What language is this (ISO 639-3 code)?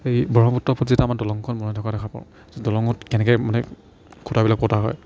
asm